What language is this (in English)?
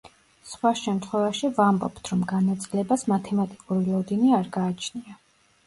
Georgian